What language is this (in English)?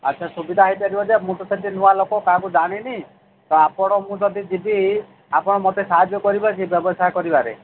Odia